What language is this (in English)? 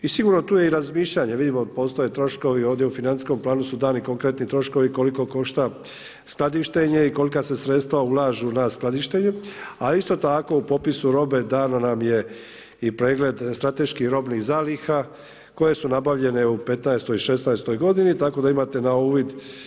Croatian